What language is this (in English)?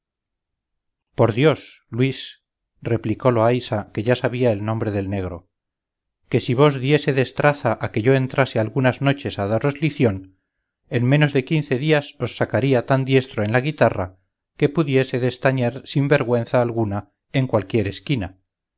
Spanish